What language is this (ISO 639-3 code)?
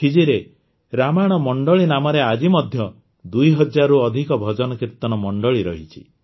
ori